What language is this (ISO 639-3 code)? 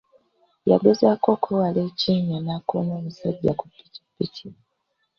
lug